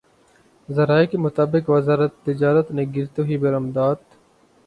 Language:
Urdu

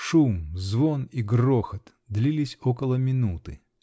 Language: Russian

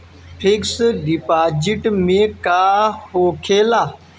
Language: Bhojpuri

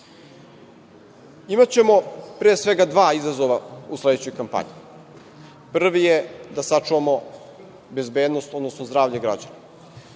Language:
Serbian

